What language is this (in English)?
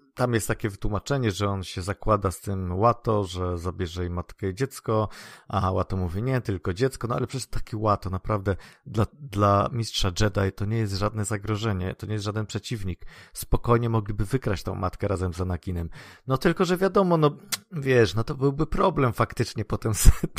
Polish